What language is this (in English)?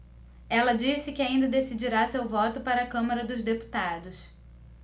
Portuguese